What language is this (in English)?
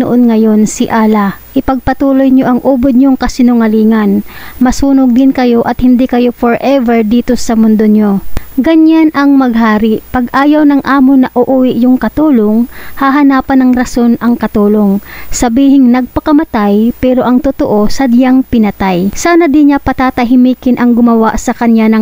Filipino